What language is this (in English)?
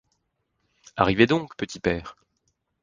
French